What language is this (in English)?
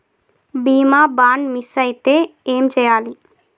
Telugu